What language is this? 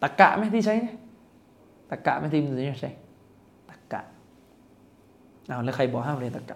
Thai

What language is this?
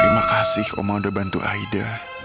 Indonesian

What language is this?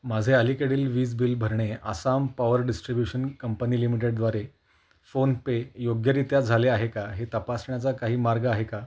Marathi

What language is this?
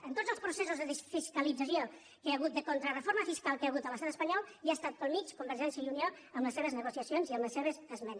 Catalan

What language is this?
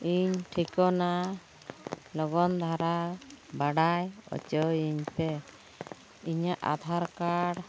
Santali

